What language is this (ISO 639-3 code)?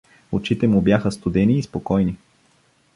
bul